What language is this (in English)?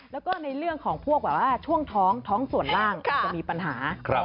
Thai